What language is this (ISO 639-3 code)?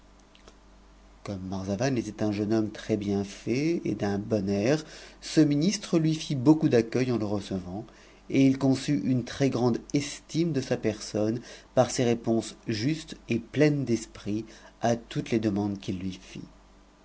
fra